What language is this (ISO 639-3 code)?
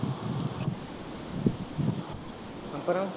tam